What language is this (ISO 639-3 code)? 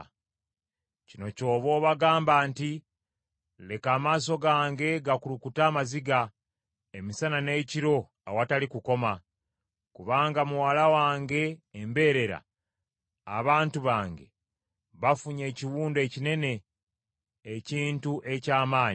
lug